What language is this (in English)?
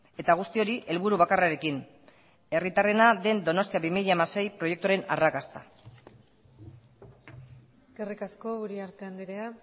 Basque